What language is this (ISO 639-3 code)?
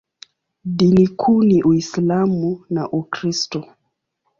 swa